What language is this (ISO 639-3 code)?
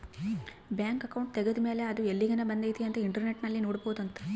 kan